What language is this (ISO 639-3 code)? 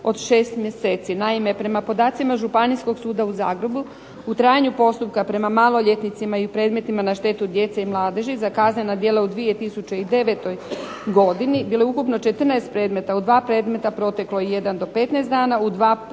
hrv